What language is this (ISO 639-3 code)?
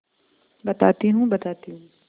hin